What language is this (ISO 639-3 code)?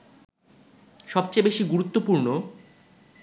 ben